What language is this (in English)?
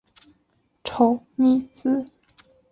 Chinese